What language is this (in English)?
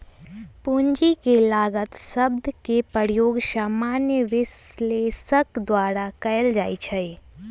Magahi